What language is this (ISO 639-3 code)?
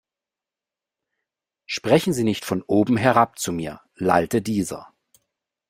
deu